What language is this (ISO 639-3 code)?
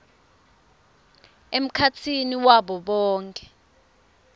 ssw